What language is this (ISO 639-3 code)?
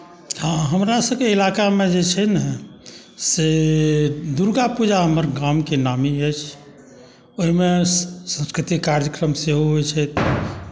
mai